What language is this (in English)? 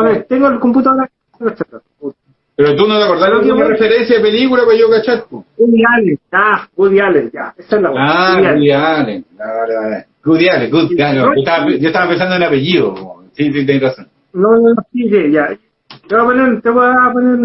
Spanish